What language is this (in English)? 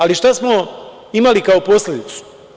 Serbian